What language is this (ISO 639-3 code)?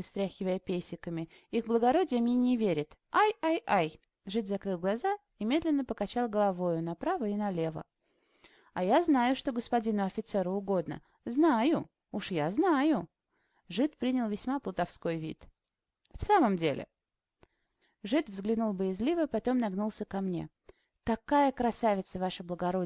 rus